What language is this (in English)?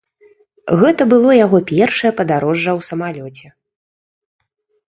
Belarusian